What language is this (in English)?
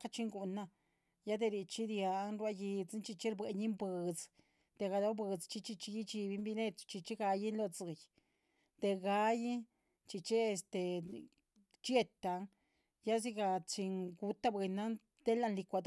Chichicapan Zapotec